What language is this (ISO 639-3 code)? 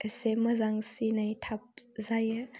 brx